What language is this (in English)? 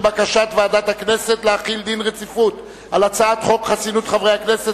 Hebrew